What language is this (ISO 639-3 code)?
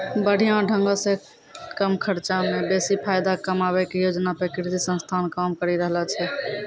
mai